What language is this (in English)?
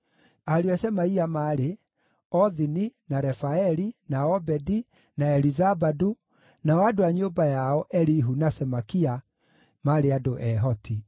Kikuyu